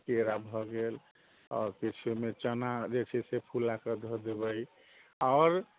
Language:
Maithili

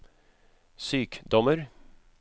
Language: Norwegian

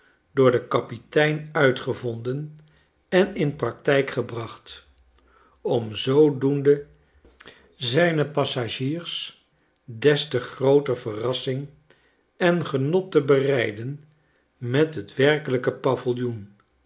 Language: Dutch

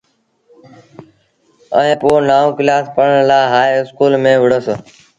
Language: Sindhi Bhil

